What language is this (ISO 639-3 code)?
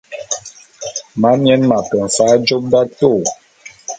bum